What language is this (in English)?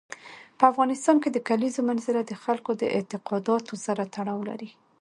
Pashto